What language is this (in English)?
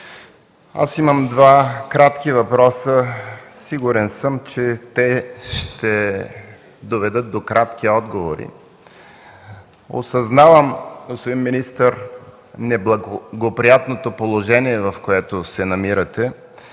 Bulgarian